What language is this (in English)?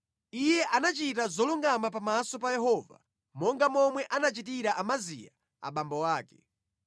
Nyanja